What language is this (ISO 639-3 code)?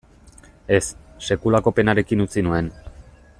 eus